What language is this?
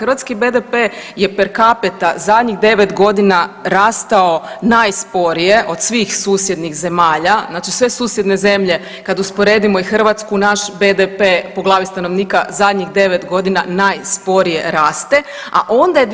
Croatian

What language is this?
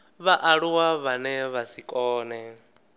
Venda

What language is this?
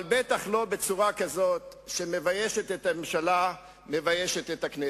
Hebrew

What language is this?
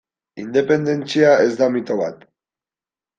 Basque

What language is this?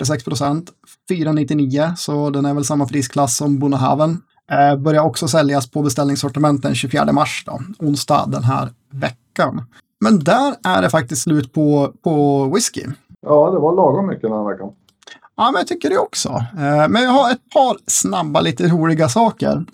Swedish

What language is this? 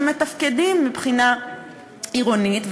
Hebrew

